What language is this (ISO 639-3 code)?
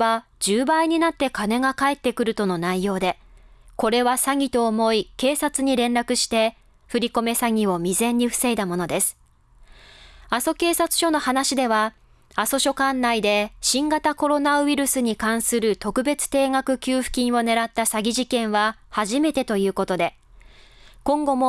jpn